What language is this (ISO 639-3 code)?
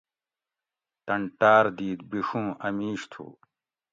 gwc